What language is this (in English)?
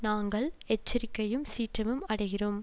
Tamil